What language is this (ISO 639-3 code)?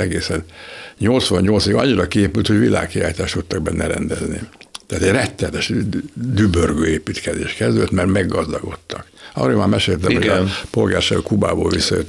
hun